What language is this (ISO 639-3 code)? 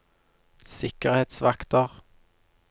nor